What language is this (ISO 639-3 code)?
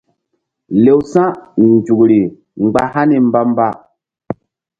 mdd